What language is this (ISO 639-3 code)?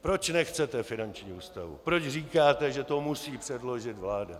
ces